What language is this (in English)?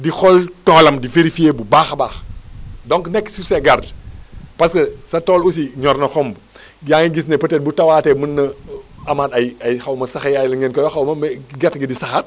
Wolof